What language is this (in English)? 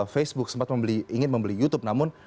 Indonesian